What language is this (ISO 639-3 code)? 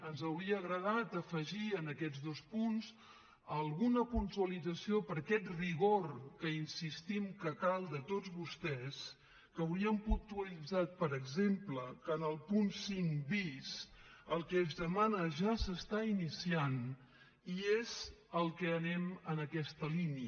cat